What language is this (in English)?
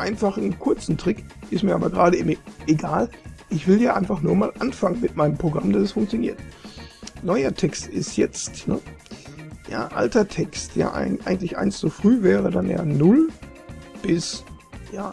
German